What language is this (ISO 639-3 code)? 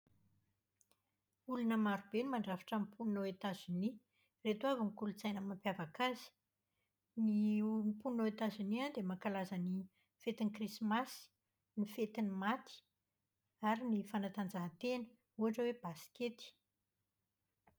mlg